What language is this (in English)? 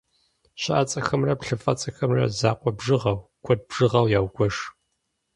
Kabardian